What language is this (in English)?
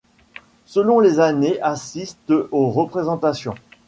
French